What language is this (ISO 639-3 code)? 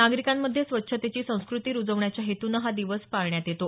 mar